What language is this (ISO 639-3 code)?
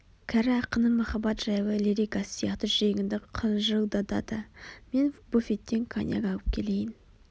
kaz